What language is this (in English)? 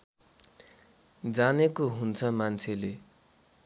Nepali